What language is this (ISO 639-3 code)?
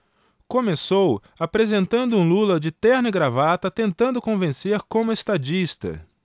por